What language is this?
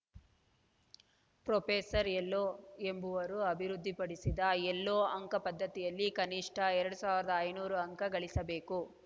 Kannada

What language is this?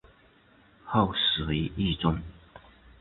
Chinese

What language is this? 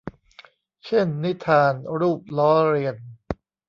Thai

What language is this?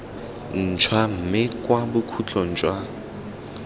Tswana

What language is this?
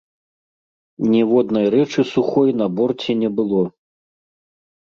Belarusian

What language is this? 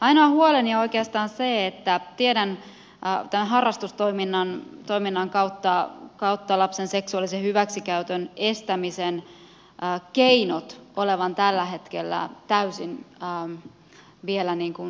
Finnish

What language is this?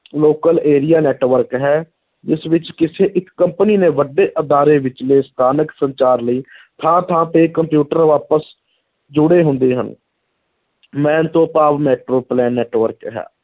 Punjabi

